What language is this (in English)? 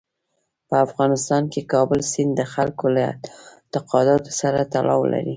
Pashto